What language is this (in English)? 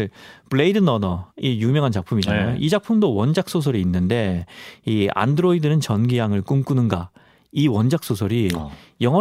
Korean